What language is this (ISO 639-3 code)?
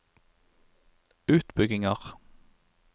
nor